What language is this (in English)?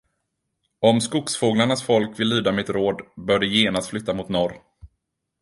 Swedish